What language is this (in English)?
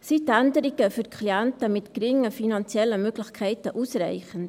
Swiss German